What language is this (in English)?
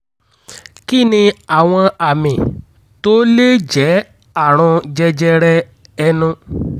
Yoruba